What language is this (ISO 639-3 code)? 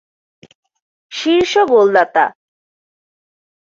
ben